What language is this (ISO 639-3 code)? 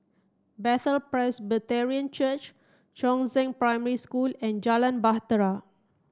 eng